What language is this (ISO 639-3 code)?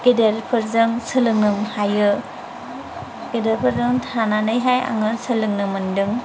brx